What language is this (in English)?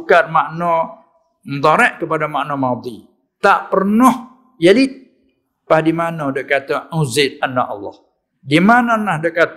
Malay